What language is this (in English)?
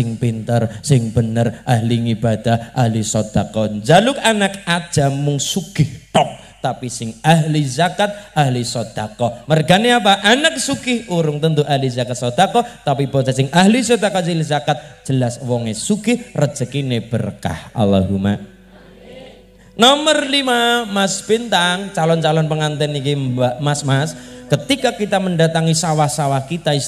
Indonesian